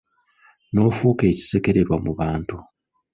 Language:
Ganda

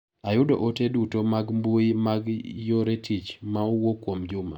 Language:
Luo (Kenya and Tanzania)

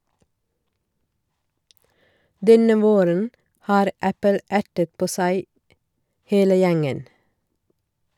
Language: Norwegian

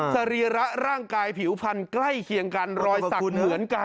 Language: Thai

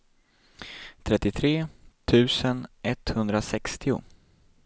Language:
Swedish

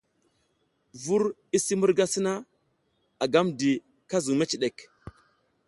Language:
South Giziga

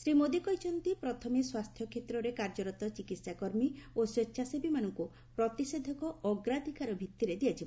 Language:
Odia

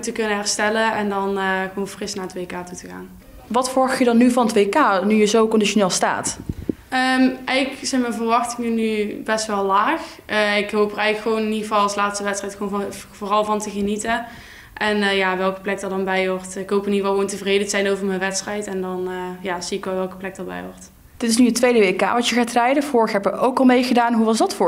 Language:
Dutch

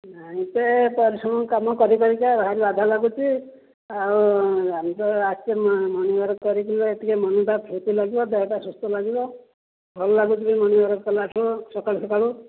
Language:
Odia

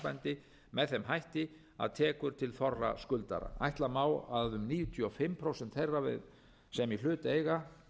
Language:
Icelandic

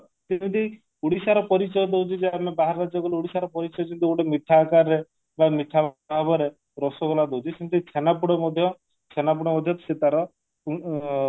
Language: Odia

